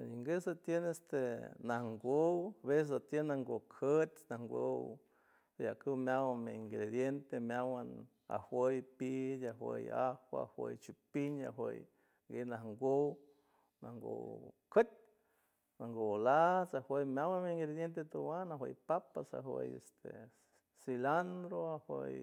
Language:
San Francisco Del Mar Huave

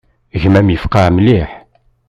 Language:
Kabyle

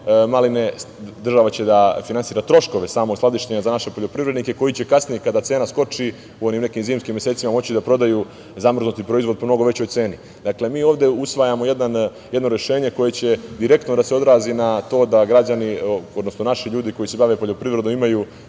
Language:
Serbian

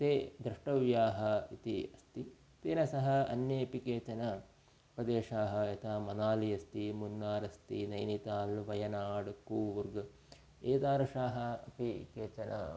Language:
Sanskrit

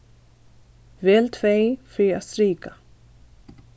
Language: Faroese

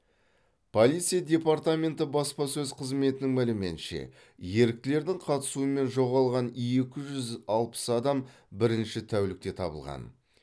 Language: Kazakh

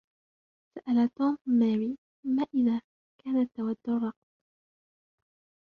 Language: Arabic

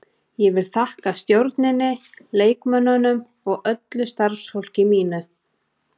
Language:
Icelandic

